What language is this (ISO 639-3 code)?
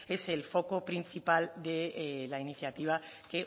spa